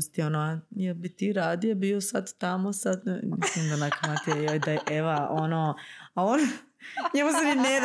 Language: Croatian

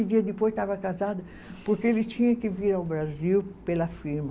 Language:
Portuguese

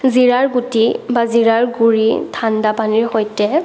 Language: Assamese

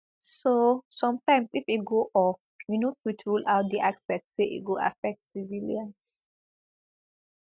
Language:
Nigerian Pidgin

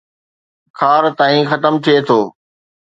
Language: Sindhi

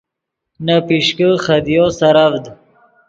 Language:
Yidgha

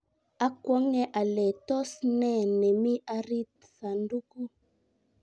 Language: Kalenjin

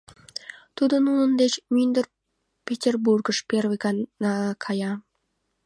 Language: Mari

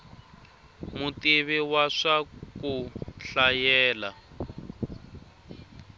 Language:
Tsonga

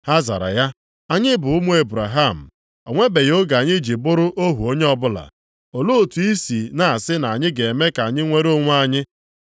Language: Igbo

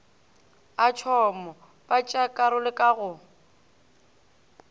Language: Northern Sotho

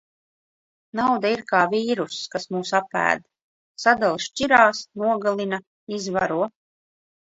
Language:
Latvian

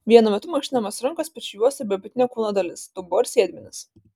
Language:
Lithuanian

